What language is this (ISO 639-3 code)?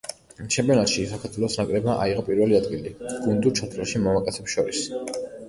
kat